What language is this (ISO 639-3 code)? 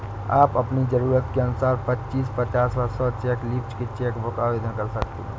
hin